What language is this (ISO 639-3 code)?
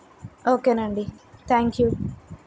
tel